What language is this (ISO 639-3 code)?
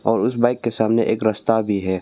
hin